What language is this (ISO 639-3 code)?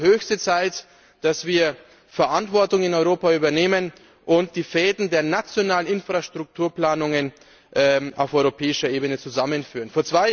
deu